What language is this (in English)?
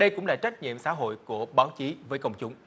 Vietnamese